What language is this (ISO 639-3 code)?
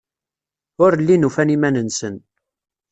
kab